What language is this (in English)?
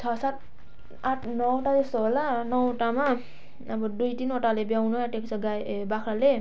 Nepali